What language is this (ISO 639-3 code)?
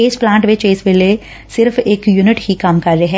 pan